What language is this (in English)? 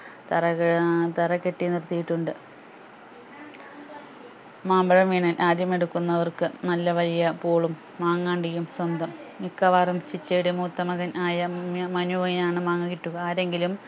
Malayalam